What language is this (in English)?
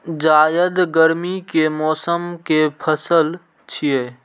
Maithili